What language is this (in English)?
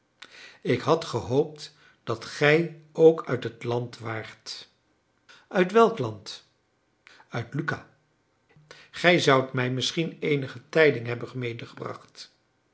Dutch